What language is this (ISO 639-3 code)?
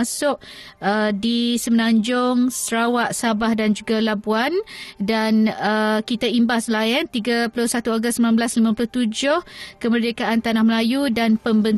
msa